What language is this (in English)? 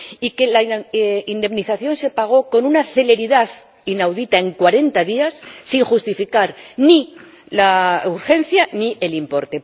Spanish